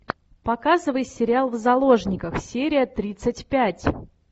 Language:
Russian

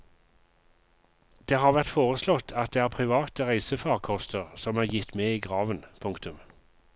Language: Norwegian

